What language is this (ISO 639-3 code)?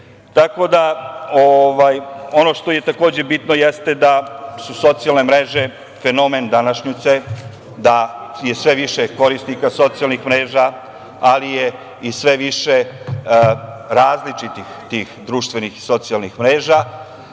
srp